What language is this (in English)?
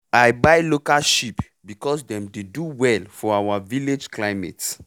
Nigerian Pidgin